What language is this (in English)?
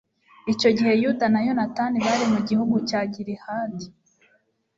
Kinyarwanda